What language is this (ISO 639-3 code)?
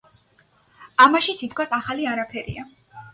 kat